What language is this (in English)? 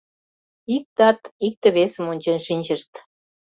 Mari